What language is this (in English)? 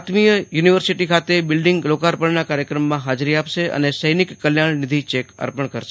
Gujarati